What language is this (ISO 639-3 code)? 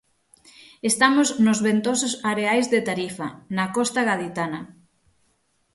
glg